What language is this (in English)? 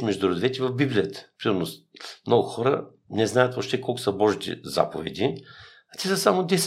Bulgarian